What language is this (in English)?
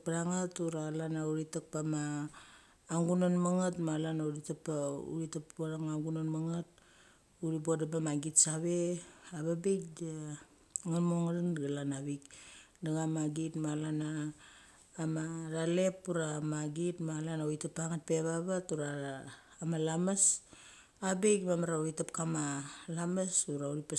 Mali